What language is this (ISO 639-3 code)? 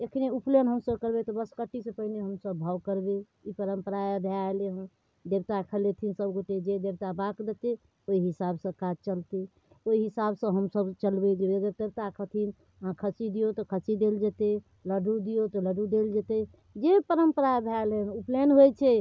mai